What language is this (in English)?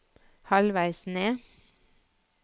Norwegian